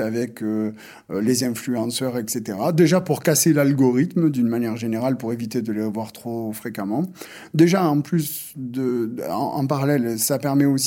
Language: French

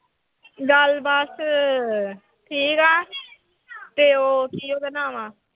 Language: Punjabi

